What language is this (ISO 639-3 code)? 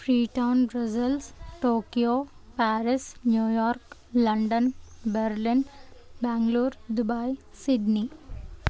tel